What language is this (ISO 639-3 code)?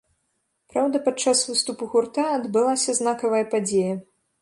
bel